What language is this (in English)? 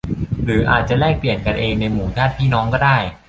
Thai